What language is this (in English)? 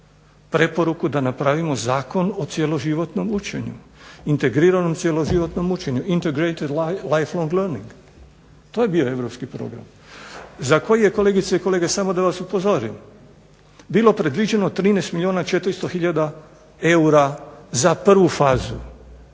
Croatian